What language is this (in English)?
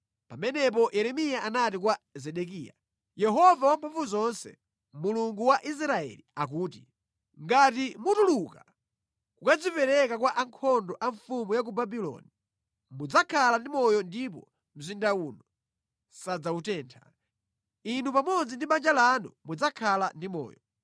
Nyanja